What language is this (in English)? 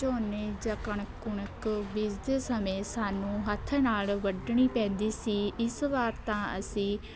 Punjabi